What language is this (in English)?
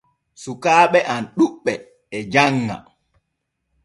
Borgu Fulfulde